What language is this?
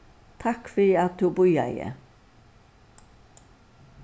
Faroese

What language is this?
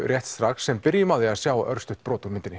Icelandic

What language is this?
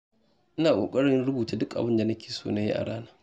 Hausa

